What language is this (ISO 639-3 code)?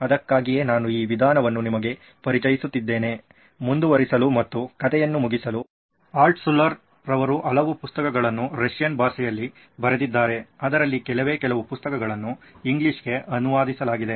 kan